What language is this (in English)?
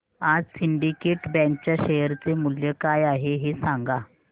Marathi